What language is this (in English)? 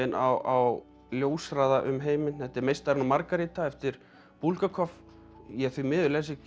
Icelandic